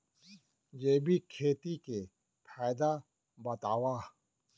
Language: Chhattisgarhi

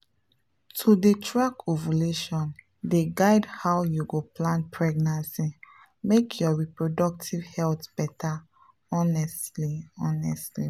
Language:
Nigerian Pidgin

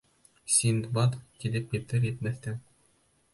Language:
Bashkir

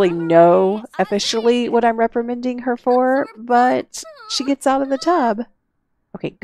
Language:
English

